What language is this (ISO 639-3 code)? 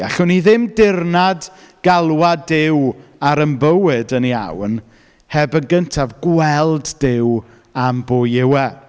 cym